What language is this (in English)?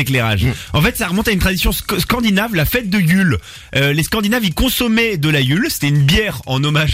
French